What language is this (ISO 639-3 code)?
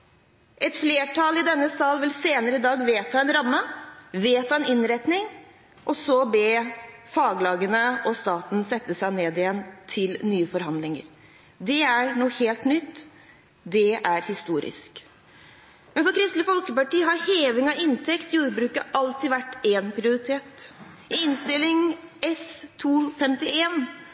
nob